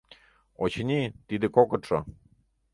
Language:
Mari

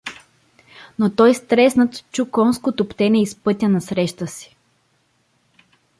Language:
Bulgarian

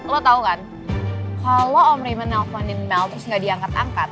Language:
Indonesian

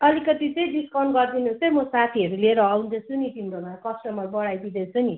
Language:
Nepali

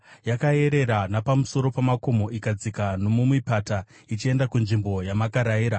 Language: Shona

